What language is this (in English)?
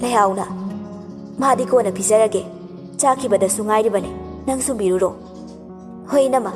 Indonesian